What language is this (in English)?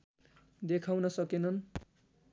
Nepali